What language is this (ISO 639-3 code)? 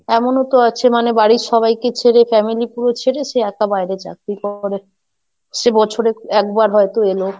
ben